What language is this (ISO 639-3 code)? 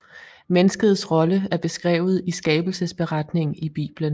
dan